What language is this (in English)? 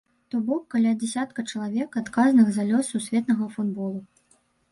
Belarusian